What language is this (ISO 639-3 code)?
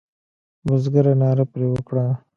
pus